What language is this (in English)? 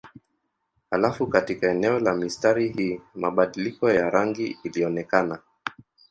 Swahili